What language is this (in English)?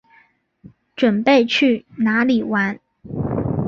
Chinese